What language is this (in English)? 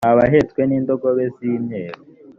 Kinyarwanda